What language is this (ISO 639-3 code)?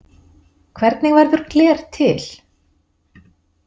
isl